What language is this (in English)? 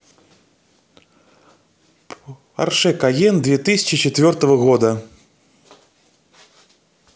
Russian